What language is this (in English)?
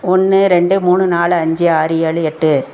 Tamil